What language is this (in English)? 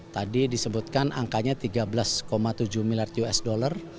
Indonesian